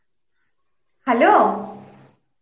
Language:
Bangla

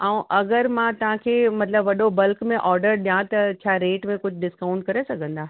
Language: Sindhi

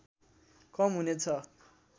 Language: Nepali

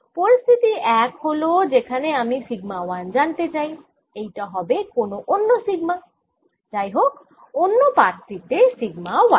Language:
Bangla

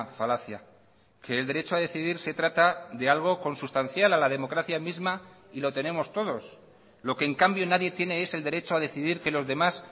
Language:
Spanish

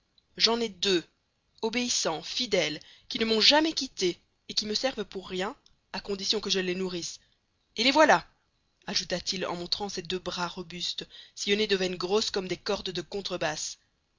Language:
French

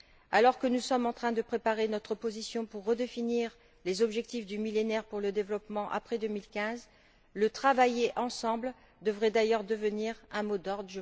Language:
French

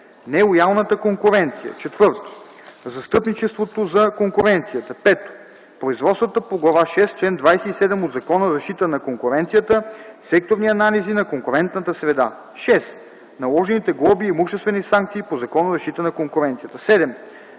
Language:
Bulgarian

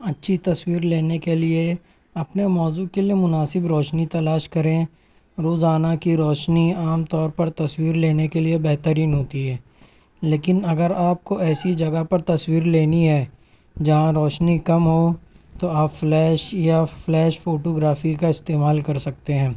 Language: Urdu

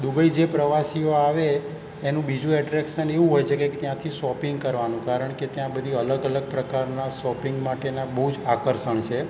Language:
Gujarati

